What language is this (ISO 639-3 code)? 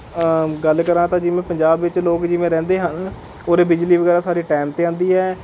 pan